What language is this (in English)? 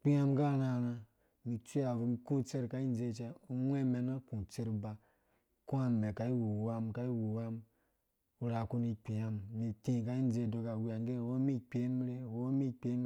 Dũya